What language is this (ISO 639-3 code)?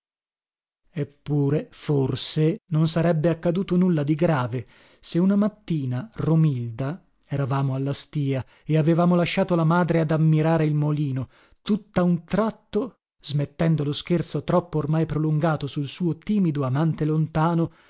ita